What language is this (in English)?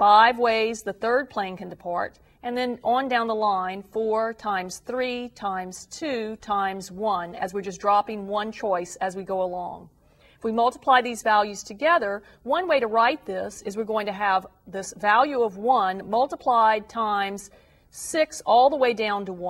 English